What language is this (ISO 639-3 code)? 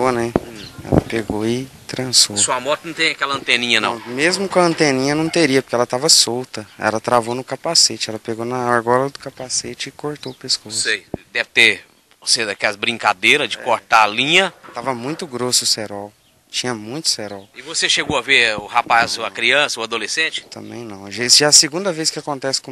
por